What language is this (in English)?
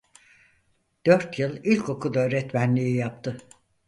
Turkish